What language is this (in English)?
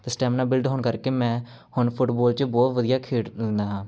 Punjabi